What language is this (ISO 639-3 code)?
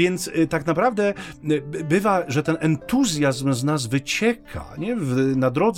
pol